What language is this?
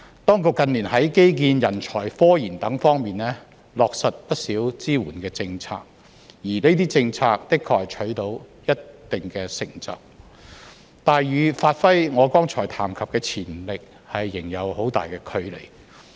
Cantonese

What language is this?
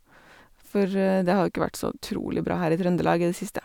Norwegian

